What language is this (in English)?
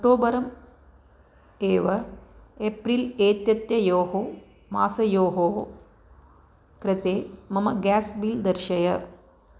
Sanskrit